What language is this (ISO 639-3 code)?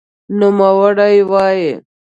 pus